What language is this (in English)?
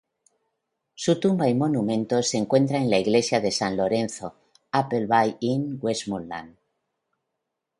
Spanish